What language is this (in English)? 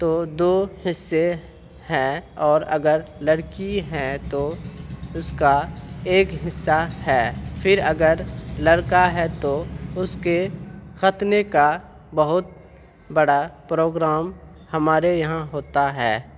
Urdu